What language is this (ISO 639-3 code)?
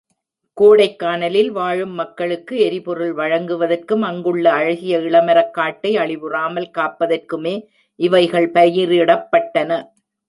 tam